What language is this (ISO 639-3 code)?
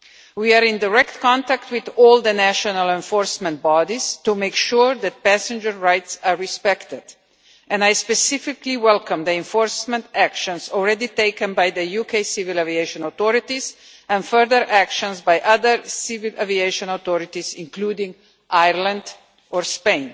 eng